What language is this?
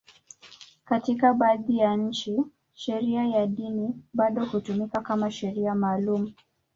Swahili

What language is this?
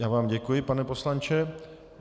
Czech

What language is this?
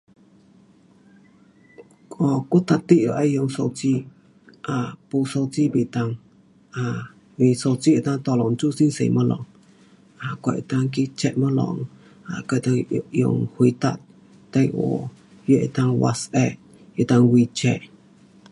Pu-Xian Chinese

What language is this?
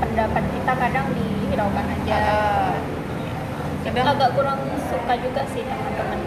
Indonesian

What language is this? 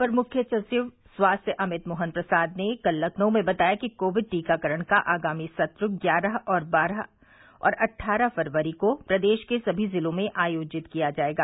Hindi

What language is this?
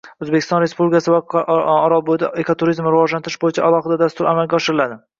Uzbek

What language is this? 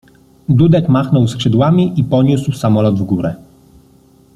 Polish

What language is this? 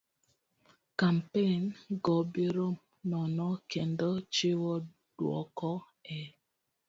Luo (Kenya and Tanzania)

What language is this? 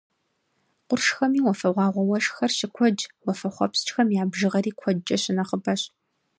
Kabardian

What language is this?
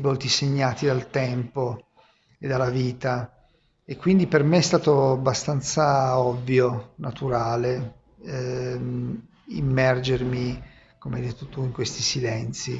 Italian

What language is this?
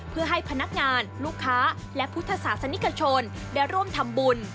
Thai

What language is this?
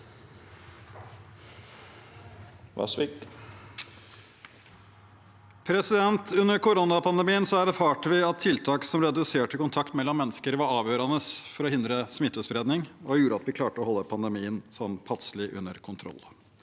Norwegian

